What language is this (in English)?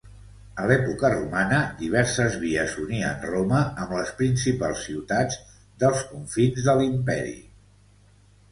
Catalan